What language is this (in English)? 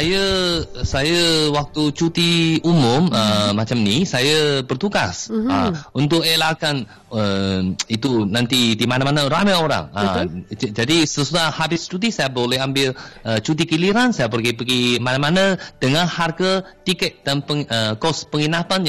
Malay